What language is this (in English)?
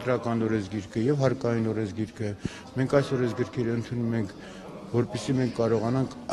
Turkish